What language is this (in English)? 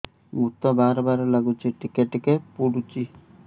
Odia